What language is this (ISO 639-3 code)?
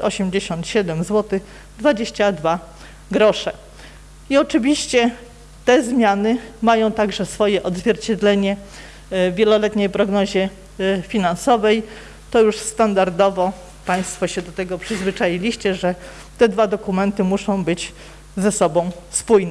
pol